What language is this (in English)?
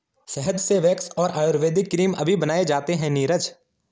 Hindi